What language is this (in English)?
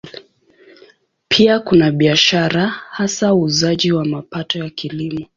Swahili